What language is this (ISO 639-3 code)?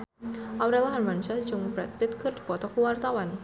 sun